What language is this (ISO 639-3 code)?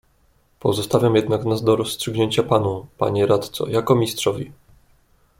pol